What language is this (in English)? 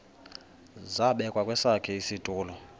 Xhosa